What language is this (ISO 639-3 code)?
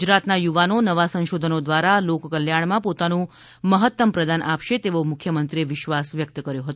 guj